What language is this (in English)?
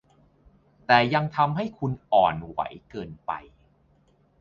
Thai